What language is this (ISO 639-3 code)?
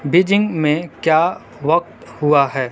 urd